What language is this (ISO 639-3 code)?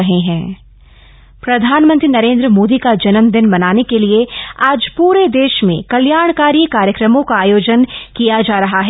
hin